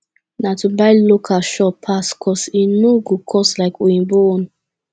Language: Nigerian Pidgin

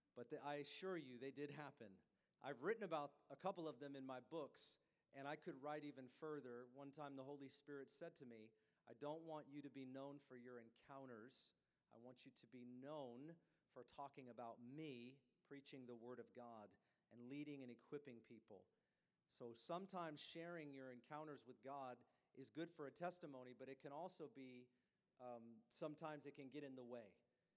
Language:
English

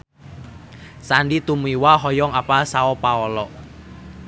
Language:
Sundanese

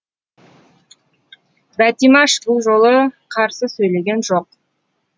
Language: Kazakh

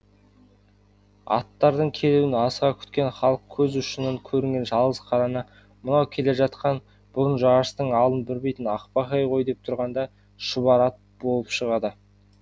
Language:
Kazakh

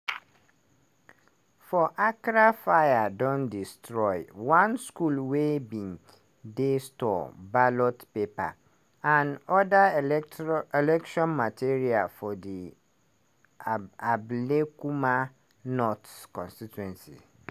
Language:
Nigerian Pidgin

